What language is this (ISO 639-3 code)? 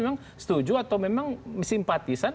ind